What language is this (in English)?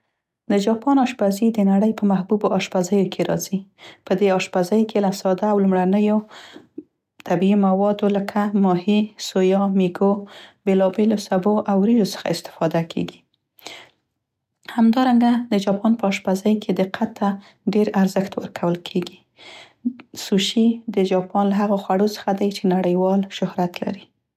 Central Pashto